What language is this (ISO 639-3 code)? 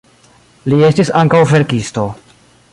epo